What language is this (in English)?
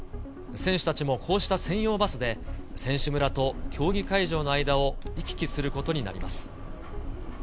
Japanese